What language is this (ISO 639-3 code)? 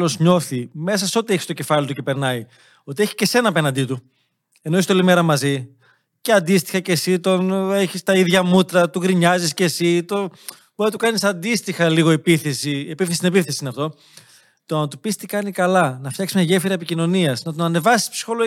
ell